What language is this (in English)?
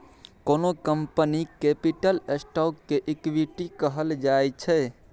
Maithili